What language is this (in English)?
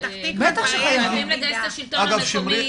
Hebrew